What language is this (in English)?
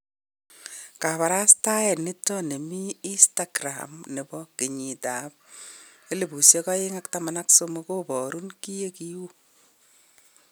Kalenjin